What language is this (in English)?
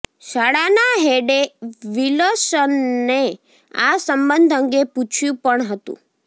Gujarati